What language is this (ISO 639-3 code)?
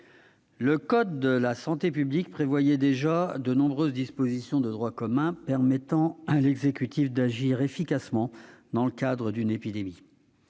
fra